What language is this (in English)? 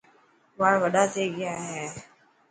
Dhatki